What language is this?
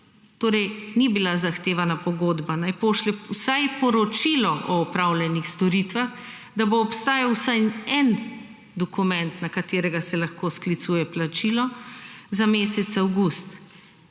Slovenian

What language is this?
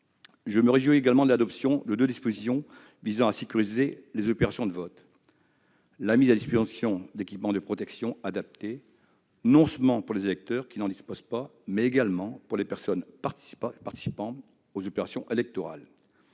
French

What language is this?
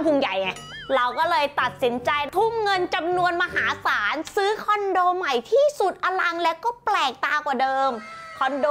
Thai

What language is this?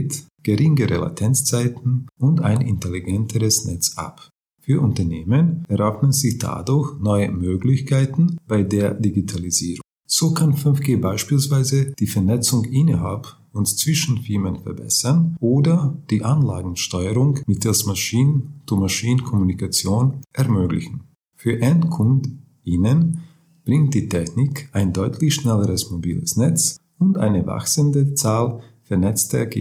German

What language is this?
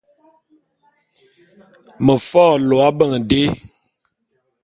Bulu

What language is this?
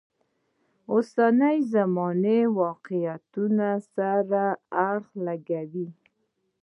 Pashto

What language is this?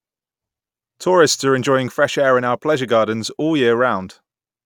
English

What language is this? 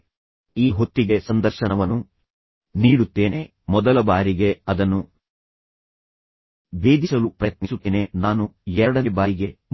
Kannada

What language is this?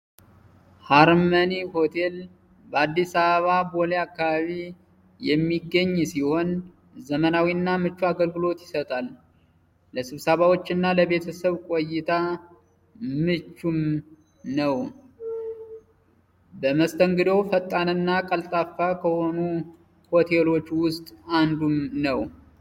Amharic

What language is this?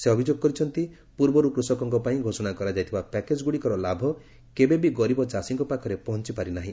Odia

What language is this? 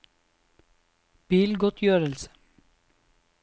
Norwegian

